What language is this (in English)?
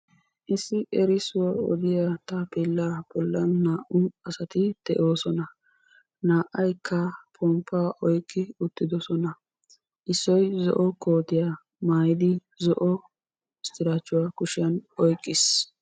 Wolaytta